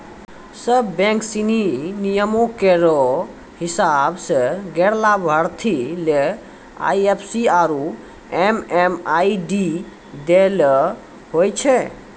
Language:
Maithili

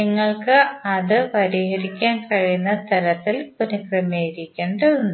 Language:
Malayalam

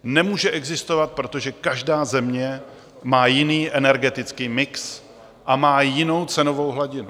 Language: Czech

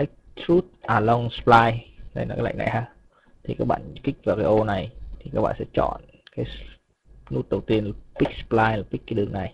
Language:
Vietnamese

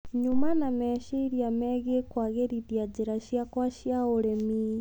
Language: Kikuyu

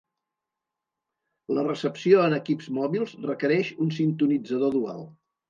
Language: Catalan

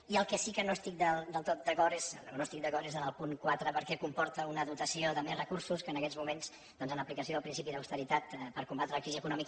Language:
Catalan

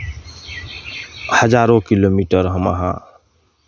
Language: Maithili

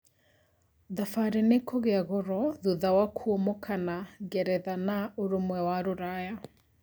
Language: Kikuyu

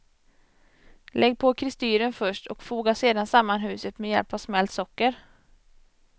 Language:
Swedish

